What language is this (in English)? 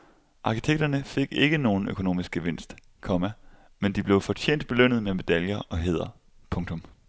Danish